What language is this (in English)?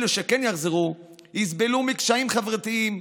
Hebrew